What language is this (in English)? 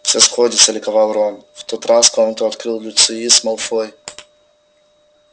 Russian